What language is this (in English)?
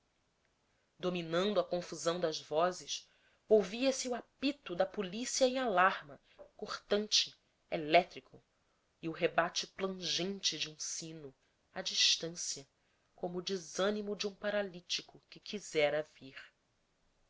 Portuguese